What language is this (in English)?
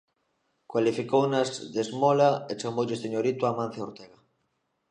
Galician